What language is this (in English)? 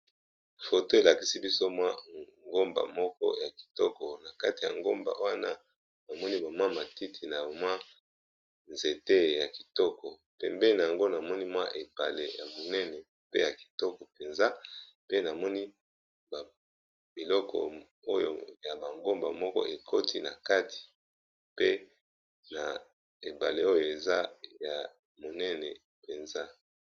Lingala